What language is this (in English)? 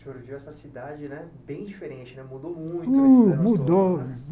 Portuguese